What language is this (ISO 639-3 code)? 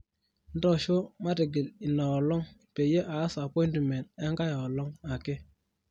mas